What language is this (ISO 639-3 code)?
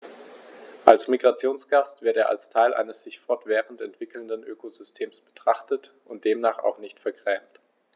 deu